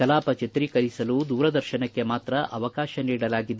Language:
Kannada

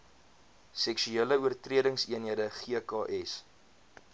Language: Afrikaans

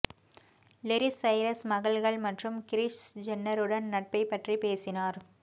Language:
Tamil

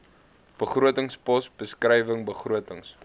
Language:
Afrikaans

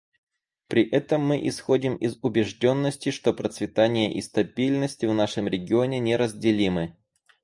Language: Russian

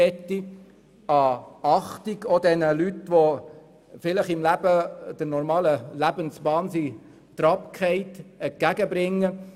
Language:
Swiss German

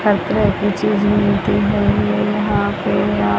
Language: Hindi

